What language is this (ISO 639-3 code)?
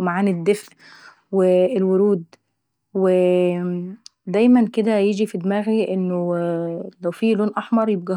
aec